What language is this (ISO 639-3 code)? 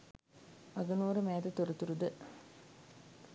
sin